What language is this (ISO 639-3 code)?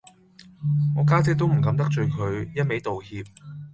yue